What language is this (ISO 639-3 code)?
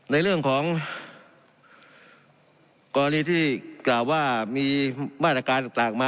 tha